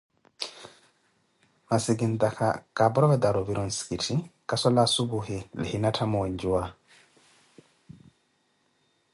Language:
Koti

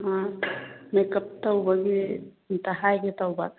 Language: Manipuri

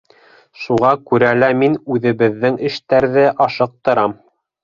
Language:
Bashkir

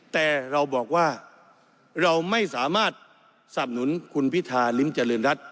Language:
Thai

